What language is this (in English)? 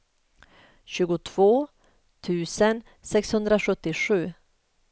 Swedish